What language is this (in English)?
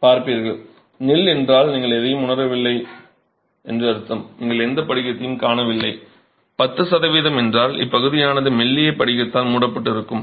Tamil